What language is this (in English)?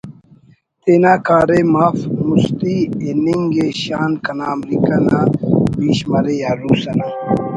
Brahui